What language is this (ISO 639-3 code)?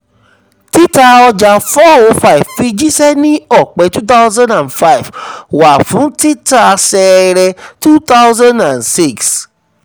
yor